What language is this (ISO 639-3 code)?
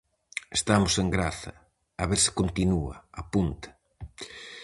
glg